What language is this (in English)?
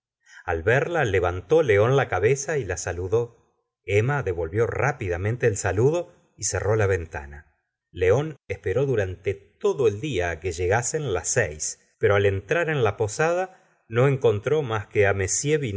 Spanish